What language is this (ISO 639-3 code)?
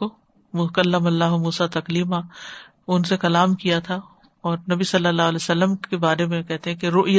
urd